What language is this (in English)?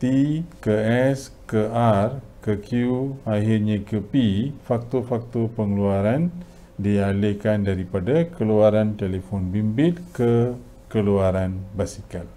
Malay